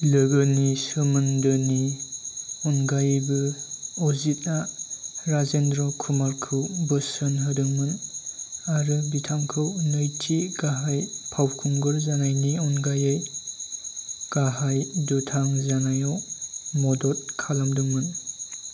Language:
Bodo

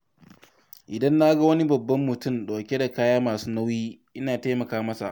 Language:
Hausa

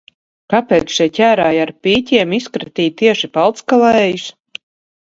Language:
Latvian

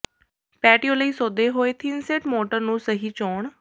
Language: Punjabi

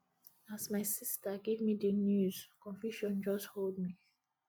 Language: Nigerian Pidgin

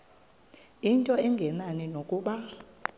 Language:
Xhosa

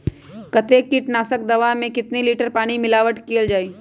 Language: Magahi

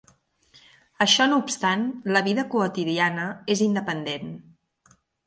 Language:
Catalan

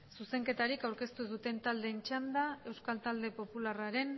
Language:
Basque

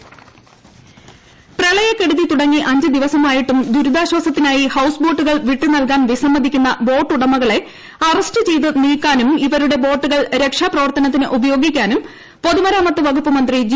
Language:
Malayalam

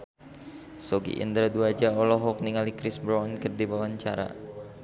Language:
Sundanese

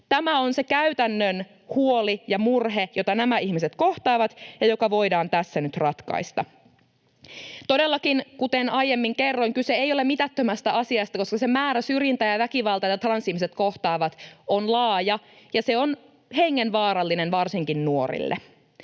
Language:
Finnish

